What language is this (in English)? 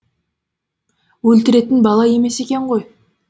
Kazakh